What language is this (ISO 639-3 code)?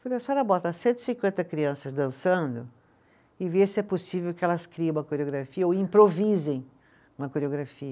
por